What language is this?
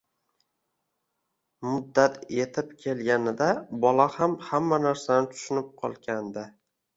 Uzbek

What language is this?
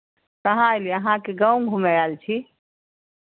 Maithili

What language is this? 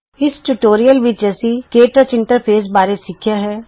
Punjabi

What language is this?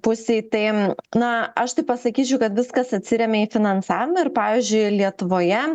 Lithuanian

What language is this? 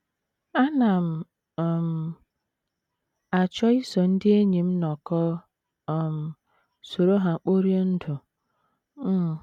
Igbo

